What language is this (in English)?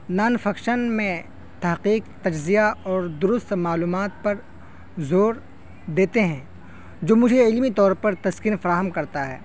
Urdu